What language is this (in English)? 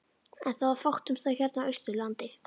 Icelandic